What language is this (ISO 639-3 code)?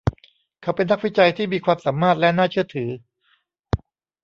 tha